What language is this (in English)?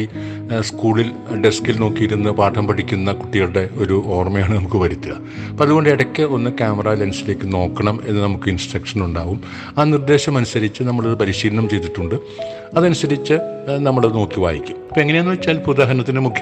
Malayalam